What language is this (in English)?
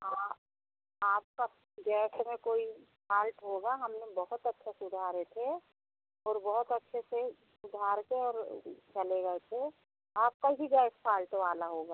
Hindi